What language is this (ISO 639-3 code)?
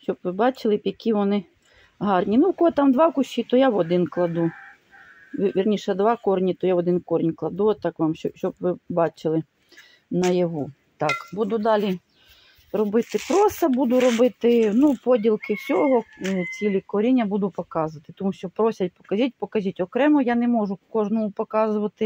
ukr